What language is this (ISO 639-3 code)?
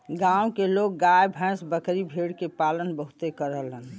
bho